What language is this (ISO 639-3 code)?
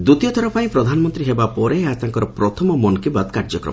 ori